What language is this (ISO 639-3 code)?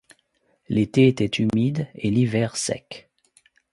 fra